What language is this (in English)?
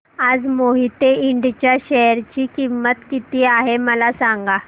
Marathi